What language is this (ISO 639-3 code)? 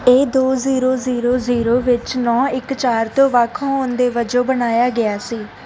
pan